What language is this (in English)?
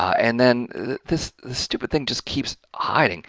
English